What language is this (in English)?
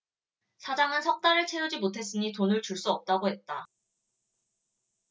Korean